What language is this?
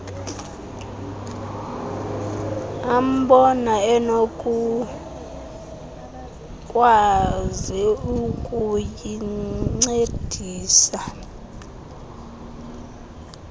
Xhosa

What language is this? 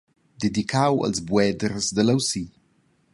Romansh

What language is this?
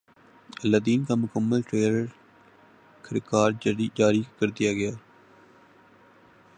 Urdu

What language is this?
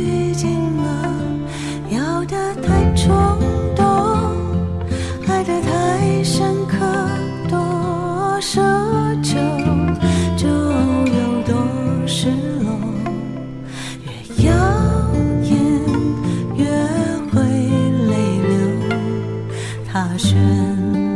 Chinese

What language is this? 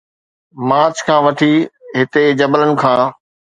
Sindhi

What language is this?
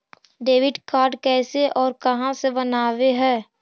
Magahi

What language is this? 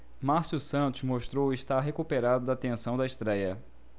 Portuguese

